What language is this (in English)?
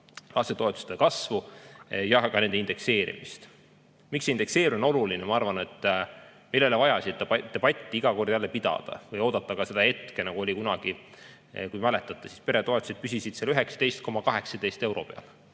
Estonian